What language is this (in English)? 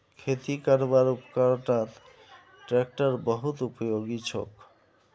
Magahi